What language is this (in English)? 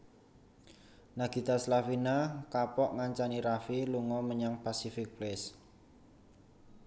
Javanese